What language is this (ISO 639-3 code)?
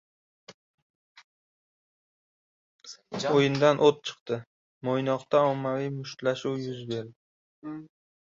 uzb